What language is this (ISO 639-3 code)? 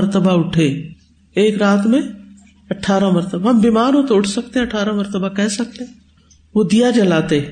urd